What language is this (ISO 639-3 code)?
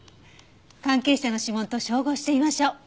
jpn